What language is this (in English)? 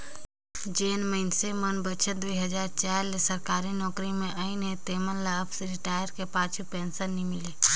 Chhattisgarhi